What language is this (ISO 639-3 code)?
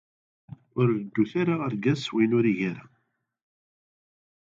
kab